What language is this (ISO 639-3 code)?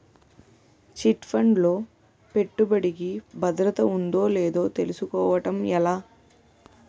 tel